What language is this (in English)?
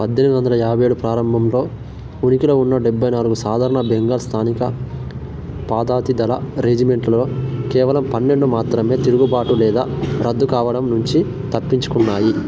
Telugu